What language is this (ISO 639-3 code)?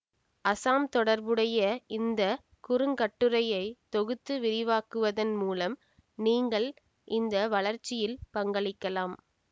tam